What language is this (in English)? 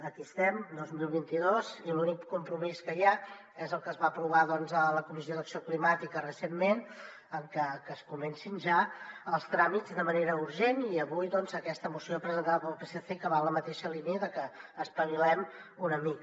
Catalan